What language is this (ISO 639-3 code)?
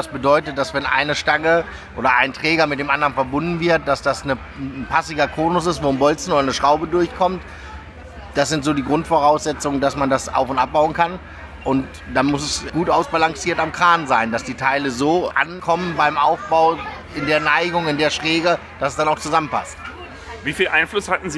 deu